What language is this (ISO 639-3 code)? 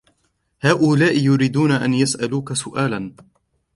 ara